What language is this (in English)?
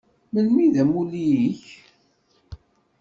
Kabyle